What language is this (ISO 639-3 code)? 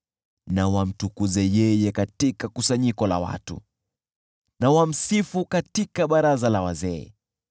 swa